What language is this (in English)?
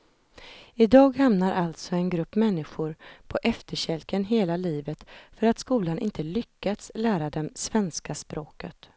Swedish